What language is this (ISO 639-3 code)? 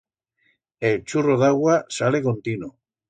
arg